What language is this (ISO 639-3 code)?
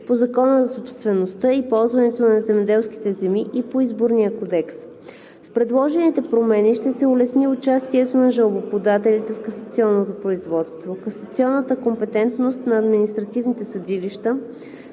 bul